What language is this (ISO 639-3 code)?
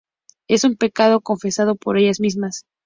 spa